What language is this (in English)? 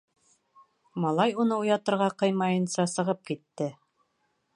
Bashkir